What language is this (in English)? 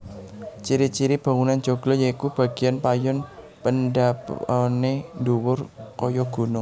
Javanese